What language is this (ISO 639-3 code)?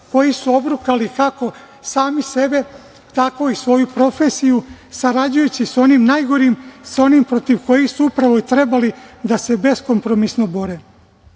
srp